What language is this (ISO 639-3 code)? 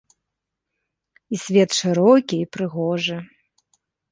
bel